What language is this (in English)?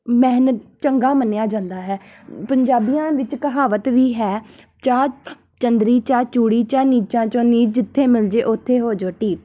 Punjabi